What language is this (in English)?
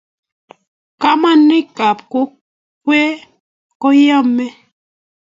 Kalenjin